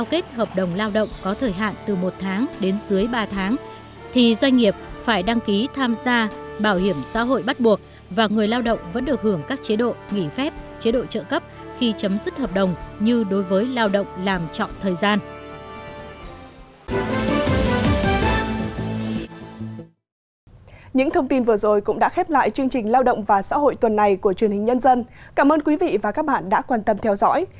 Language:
Vietnamese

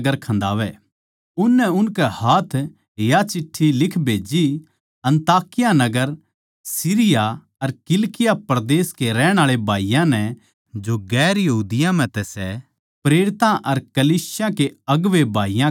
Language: Haryanvi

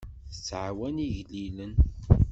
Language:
Kabyle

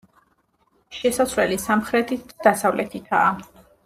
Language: Georgian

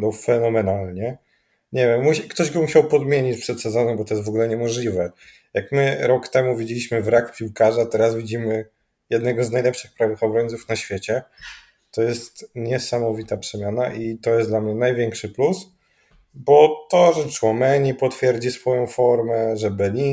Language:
Polish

